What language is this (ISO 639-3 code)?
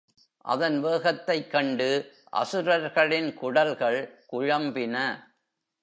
tam